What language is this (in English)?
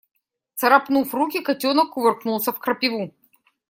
Russian